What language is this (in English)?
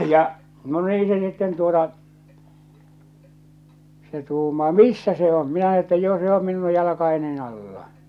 Finnish